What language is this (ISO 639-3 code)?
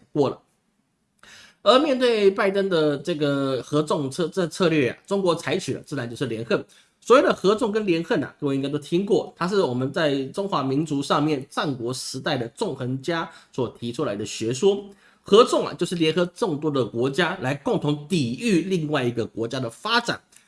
zho